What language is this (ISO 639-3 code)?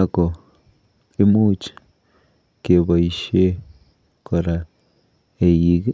kln